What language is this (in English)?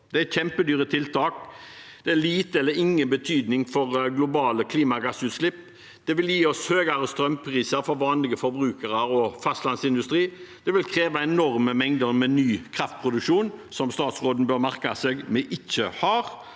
Norwegian